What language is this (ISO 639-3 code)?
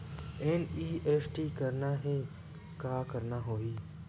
hne